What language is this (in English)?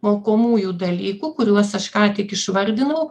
Lithuanian